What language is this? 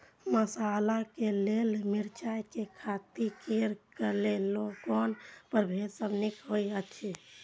Maithili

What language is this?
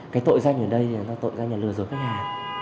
Vietnamese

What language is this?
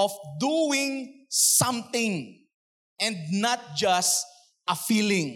Filipino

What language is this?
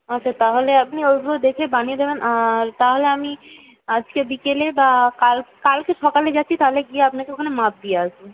Bangla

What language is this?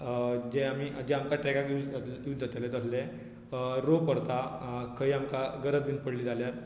Konkani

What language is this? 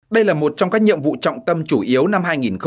Vietnamese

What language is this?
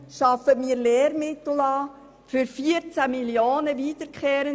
Swiss German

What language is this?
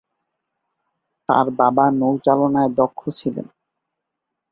Bangla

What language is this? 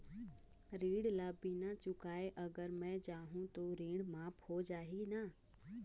Chhattisgarhi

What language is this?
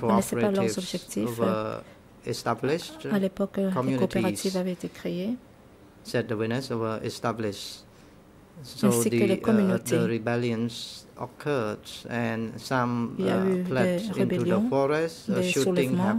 French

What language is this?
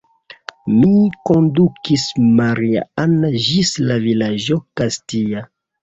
Esperanto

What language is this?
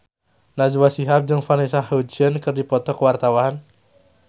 Sundanese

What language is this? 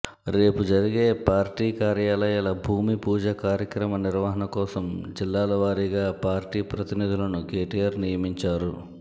Telugu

